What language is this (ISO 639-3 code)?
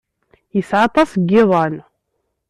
kab